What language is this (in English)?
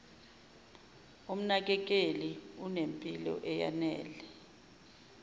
Zulu